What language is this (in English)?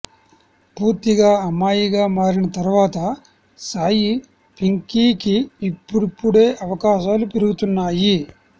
Telugu